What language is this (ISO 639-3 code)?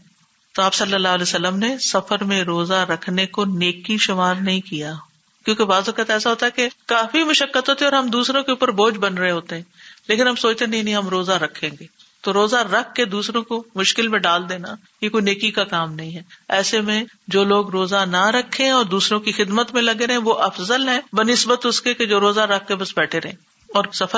urd